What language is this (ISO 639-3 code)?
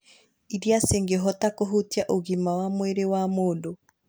kik